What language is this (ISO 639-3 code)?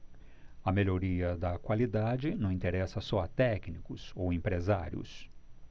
por